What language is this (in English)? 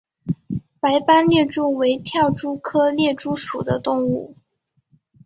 Chinese